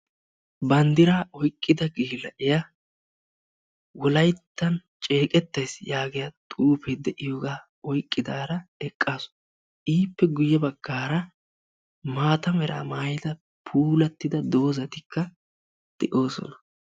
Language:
Wolaytta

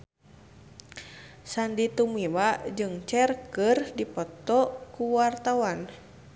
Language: Sundanese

